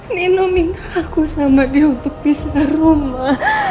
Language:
Indonesian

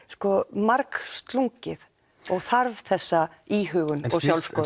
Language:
Icelandic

